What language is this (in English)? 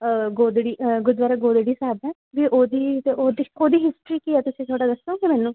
Punjabi